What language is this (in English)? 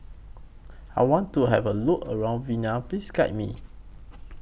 English